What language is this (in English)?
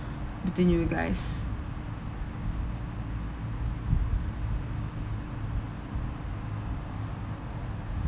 English